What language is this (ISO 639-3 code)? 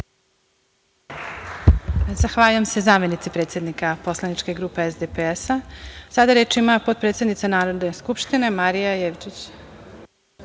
srp